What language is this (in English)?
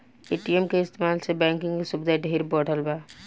Bhojpuri